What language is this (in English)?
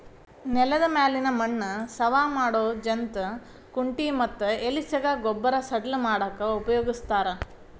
Kannada